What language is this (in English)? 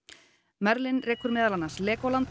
Icelandic